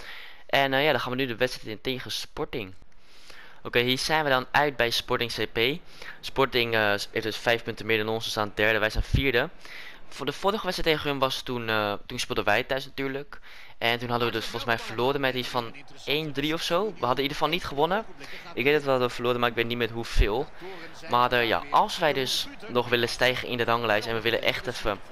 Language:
Dutch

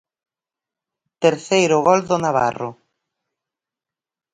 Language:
Galician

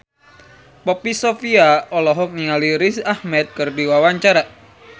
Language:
Sundanese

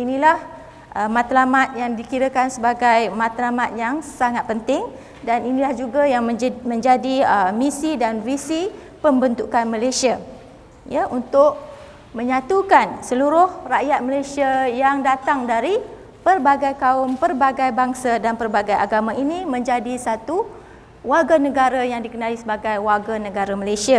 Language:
Malay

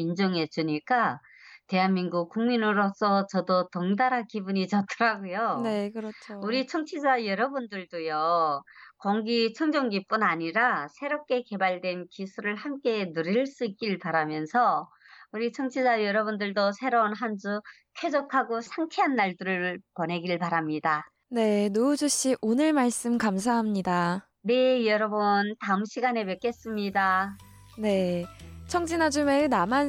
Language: Korean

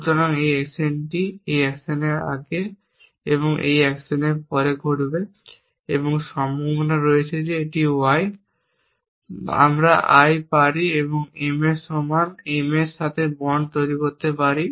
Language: Bangla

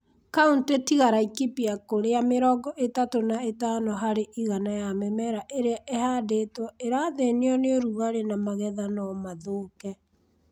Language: Kikuyu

